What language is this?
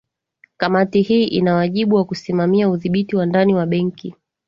Swahili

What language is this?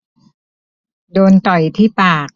Thai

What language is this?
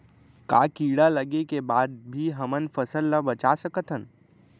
Chhattisgarhi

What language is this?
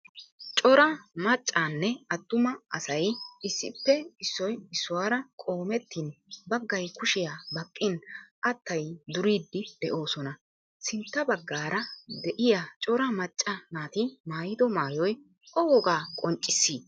Wolaytta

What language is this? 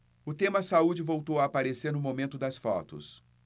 Portuguese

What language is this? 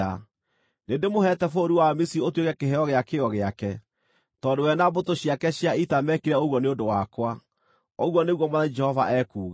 Kikuyu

